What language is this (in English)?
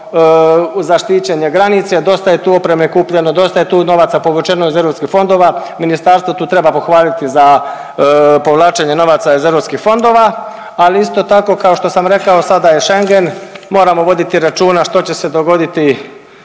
Croatian